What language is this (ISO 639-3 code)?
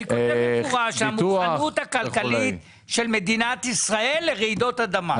heb